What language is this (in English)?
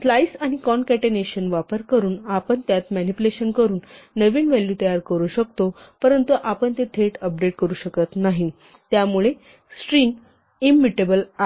Marathi